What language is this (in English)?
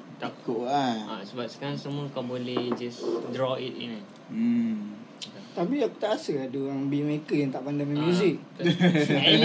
Malay